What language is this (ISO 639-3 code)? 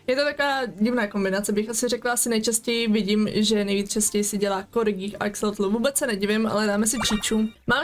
ces